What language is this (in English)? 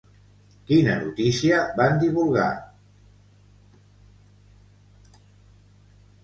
Catalan